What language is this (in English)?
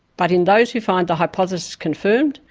English